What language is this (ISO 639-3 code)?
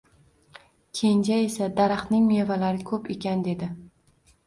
uzb